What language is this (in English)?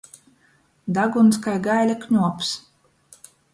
Latgalian